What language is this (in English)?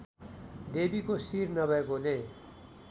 Nepali